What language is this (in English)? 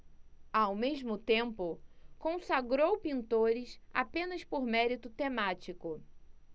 Portuguese